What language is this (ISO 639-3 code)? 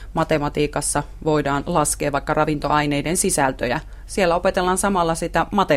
fin